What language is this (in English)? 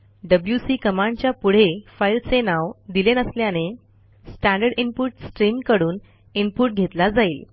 Marathi